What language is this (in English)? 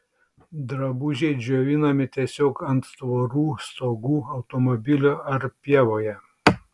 Lithuanian